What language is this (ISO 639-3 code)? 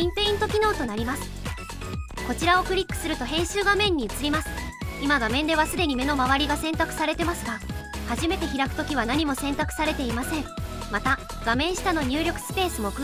jpn